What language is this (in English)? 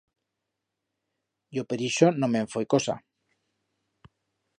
Aragonese